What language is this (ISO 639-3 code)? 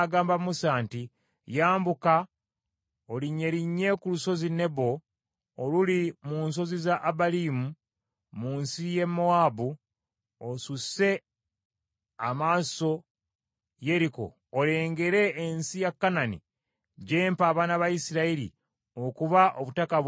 lug